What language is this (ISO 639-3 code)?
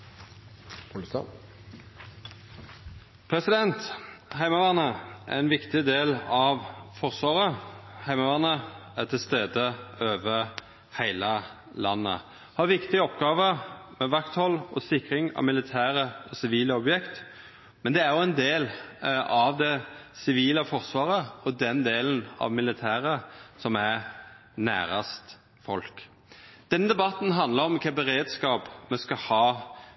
nor